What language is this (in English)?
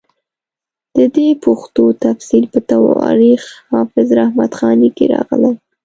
Pashto